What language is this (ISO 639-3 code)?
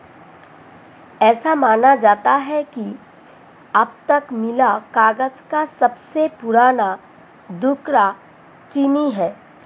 hin